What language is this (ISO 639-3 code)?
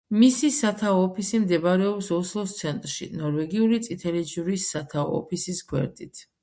kat